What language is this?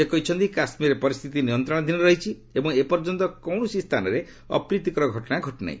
Odia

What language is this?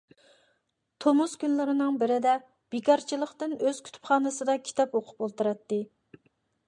Uyghur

